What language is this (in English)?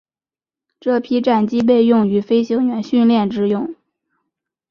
Chinese